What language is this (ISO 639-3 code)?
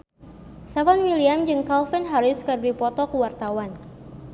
sun